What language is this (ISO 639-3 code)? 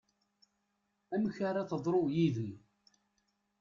kab